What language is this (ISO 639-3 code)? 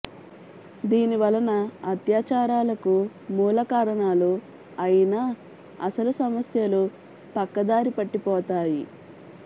tel